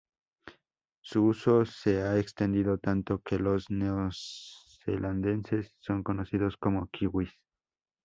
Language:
Spanish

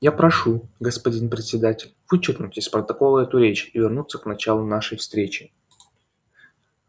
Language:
Russian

